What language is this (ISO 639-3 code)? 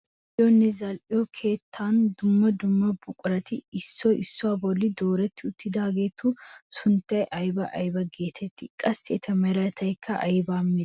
wal